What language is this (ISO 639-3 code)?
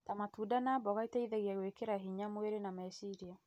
kik